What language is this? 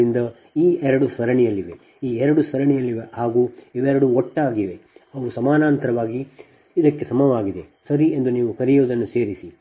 Kannada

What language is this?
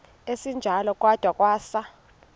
Xhosa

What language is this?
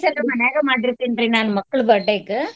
Kannada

